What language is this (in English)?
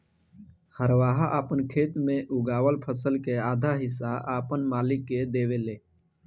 Bhojpuri